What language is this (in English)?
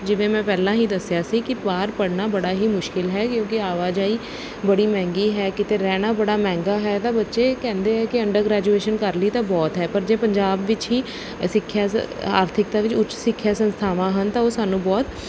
Punjabi